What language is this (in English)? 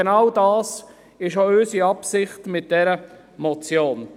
Swiss German